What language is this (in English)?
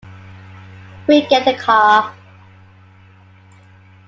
English